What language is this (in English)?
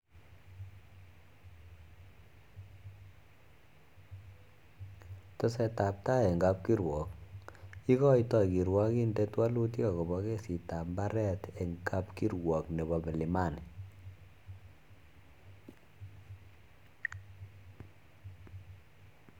Kalenjin